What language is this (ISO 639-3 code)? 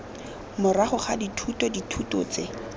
tsn